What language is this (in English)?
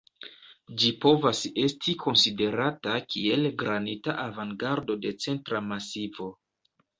Esperanto